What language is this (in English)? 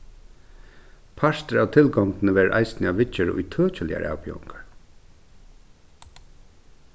Faroese